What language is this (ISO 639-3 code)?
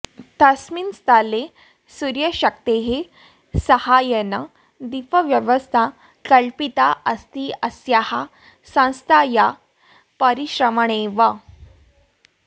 san